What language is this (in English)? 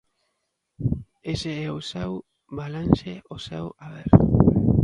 Galician